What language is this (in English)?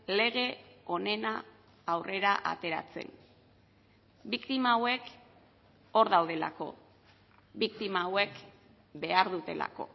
Basque